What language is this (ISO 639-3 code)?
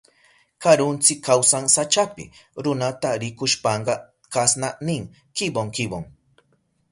qup